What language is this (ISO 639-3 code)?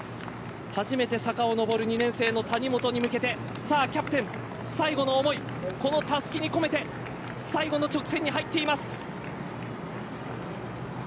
jpn